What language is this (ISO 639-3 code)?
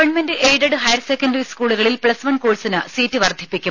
mal